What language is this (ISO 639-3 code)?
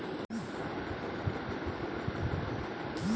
ben